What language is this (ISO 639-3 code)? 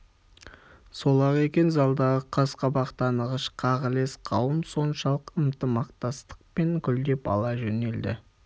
kaz